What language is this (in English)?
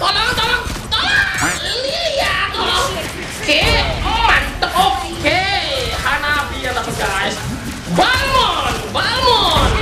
Indonesian